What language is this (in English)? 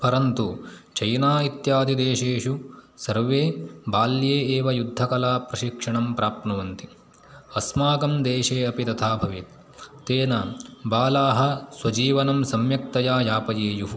Sanskrit